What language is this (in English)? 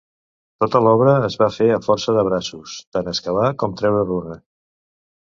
Catalan